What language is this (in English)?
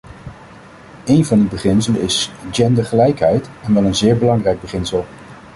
Dutch